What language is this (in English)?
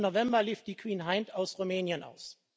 German